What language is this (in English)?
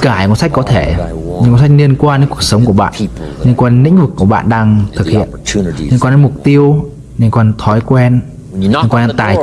Vietnamese